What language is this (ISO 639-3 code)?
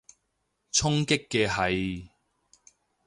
yue